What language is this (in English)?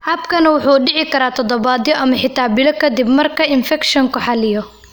Somali